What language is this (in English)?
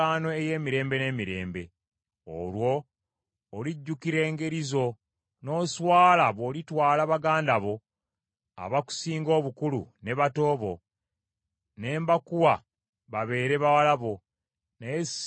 Ganda